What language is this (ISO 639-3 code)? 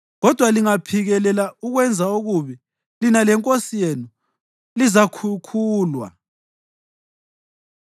nde